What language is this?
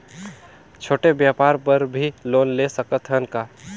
Chhattisgarhi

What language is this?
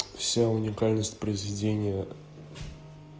Russian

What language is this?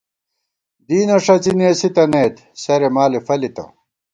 Gawar-Bati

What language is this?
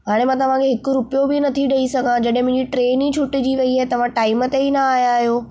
Sindhi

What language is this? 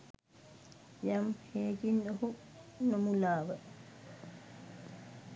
Sinhala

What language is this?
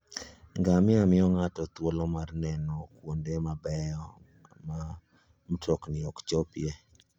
Luo (Kenya and Tanzania)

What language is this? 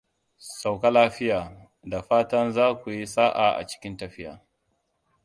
Hausa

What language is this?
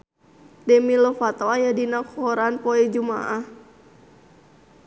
Sundanese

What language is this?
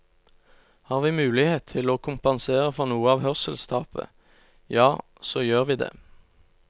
Norwegian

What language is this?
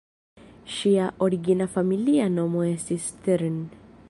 Esperanto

